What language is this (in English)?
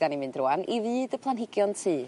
Welsh